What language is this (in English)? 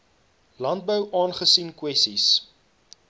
Afrikaans